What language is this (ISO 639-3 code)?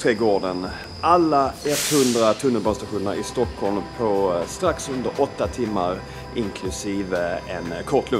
swe